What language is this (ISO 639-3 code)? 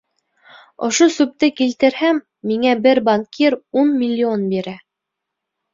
bak